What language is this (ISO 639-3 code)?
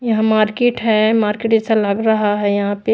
hin